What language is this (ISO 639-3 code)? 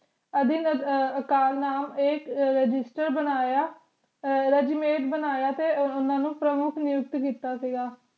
pan